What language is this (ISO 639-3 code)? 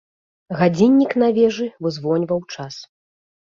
bel